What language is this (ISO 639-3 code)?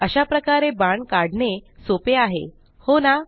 mar